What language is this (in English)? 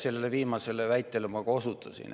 Estonian